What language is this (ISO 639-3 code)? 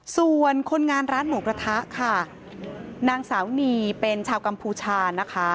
tha